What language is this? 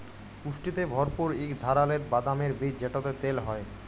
Bangla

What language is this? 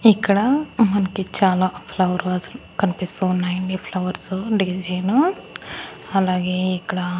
Telugu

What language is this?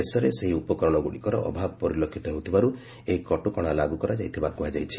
Odia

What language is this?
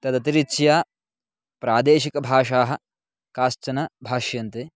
Sanskrit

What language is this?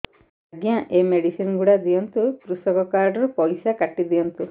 Odia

